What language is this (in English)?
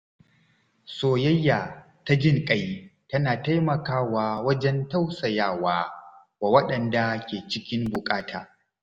Hausa